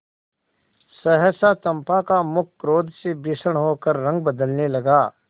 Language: Hindi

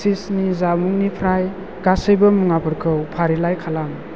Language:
Bodo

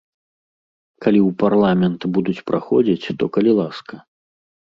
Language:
Belarusian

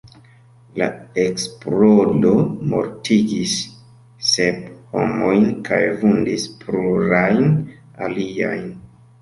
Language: Esperanto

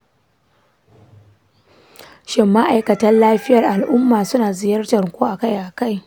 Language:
Hausa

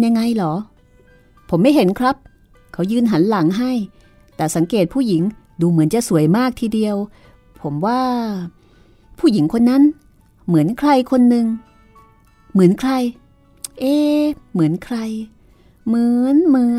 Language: Thai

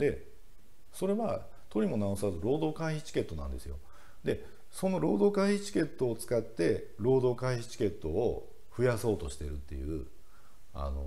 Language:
Japanese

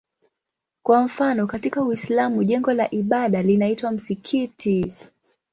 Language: Swahili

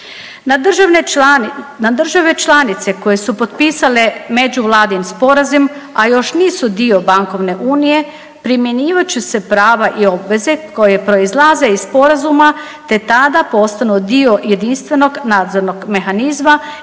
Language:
Croatian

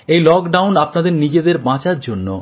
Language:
Bangla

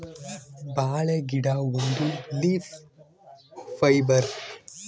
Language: Kannada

